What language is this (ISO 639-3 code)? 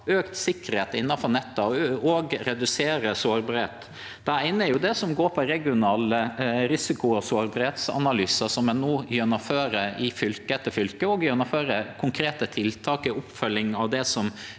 nor